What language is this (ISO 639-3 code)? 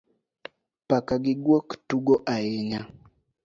luo